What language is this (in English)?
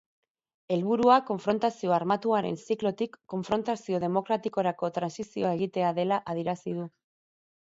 Basque